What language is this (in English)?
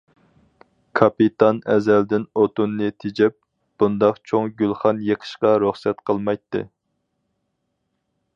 Uyghur